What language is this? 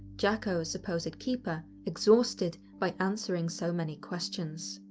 English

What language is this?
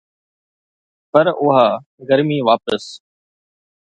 Sindhi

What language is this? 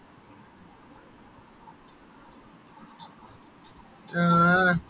Malayalam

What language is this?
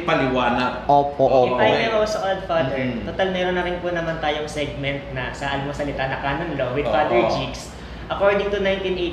Filipino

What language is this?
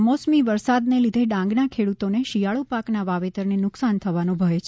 Gujarati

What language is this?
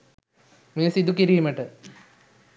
Sinhala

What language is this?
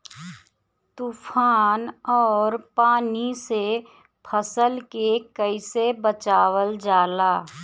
Bhojpuri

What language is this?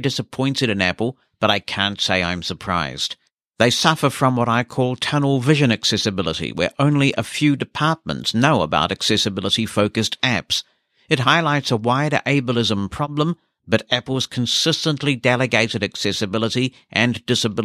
English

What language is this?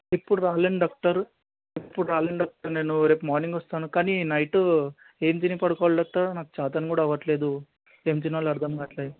Telugu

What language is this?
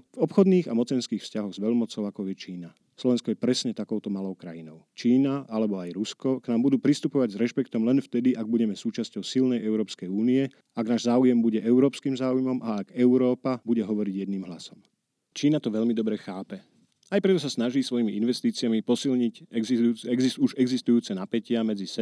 Slovak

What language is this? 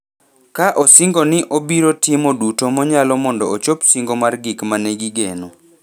Luo (Kenya and Tanzania)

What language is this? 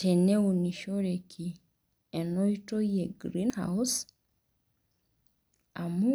Masai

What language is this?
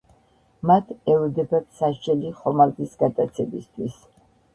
Georgian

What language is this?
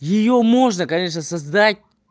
Russian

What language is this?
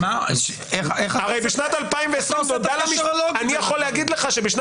Hebrew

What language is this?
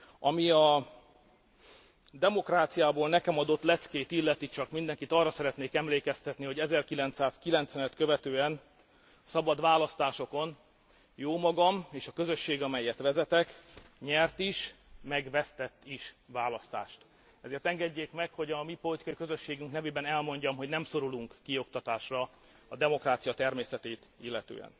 Hungarian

